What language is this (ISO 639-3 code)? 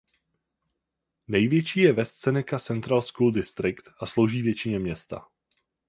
ces